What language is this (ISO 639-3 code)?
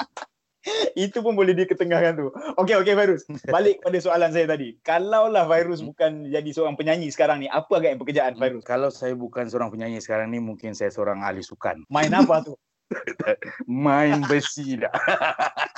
msa